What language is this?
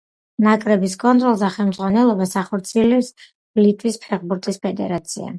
Georgian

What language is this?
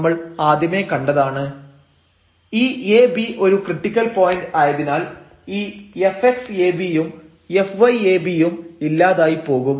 Malayalam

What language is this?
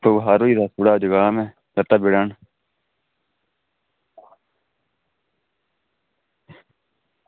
Dogri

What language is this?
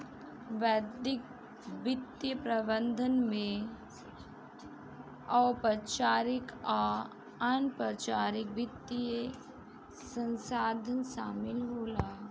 Bhojpuri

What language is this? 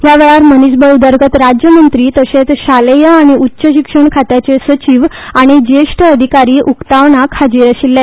Konkani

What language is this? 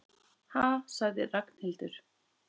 Icelandic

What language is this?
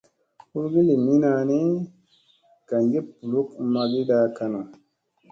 Musey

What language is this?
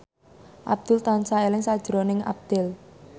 Javanese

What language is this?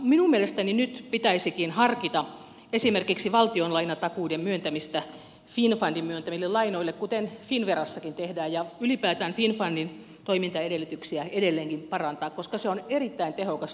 Finnish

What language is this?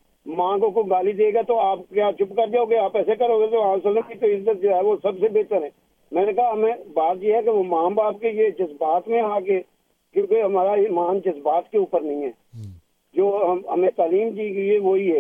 Urdu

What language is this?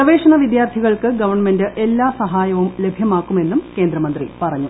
Malayalam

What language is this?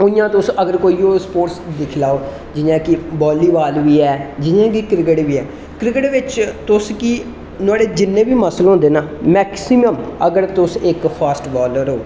Dogri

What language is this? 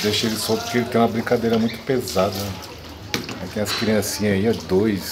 Portuguese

